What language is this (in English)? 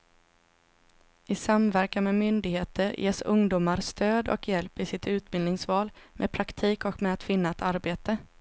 Swedish